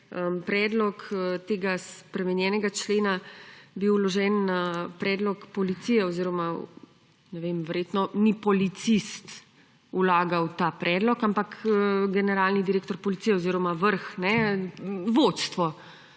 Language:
Slovenian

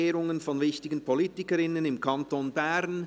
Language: Swiss German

